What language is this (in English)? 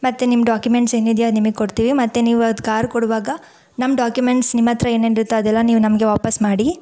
Kannada